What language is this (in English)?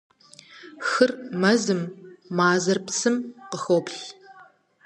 Kabardian